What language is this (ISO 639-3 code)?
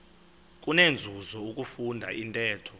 xho